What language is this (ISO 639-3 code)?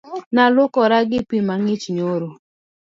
luo